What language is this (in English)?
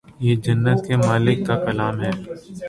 Urdu